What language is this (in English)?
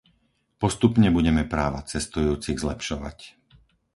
Slovak